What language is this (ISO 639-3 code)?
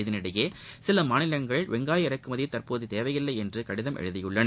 tam